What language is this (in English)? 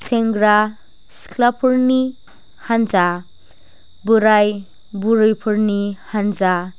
Bodo